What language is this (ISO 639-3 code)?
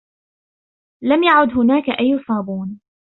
ara